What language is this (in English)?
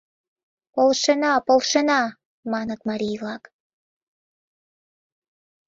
Mari